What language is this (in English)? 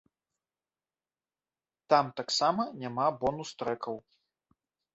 Belarusian